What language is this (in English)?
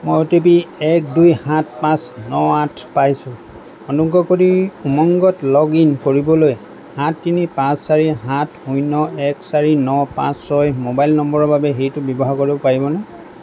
Assamese